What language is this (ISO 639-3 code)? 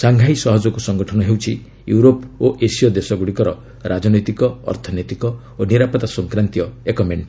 ori